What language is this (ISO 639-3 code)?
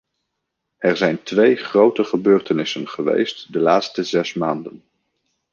nld